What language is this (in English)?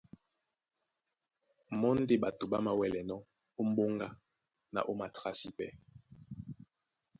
Duala